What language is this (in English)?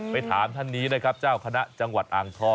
Thai